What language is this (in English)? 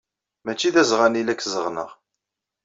Kabyle